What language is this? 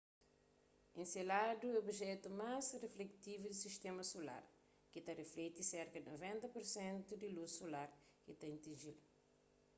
Kabuverdianu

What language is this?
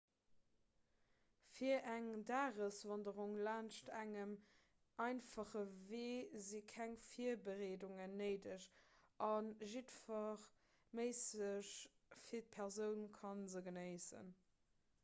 Luxembourgish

